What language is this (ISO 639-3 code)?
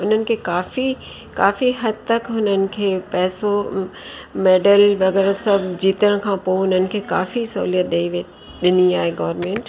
snd